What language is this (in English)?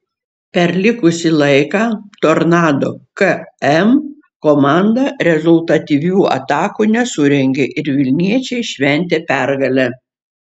Lithuanian